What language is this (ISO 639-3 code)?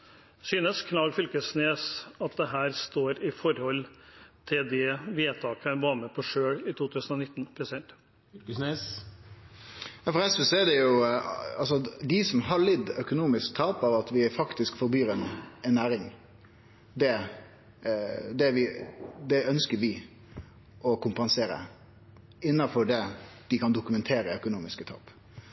nor